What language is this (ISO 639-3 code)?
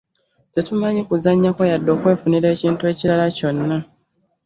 lug